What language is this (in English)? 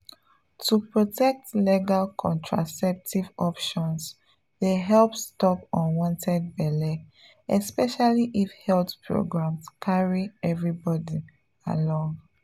Nigerian Pidgin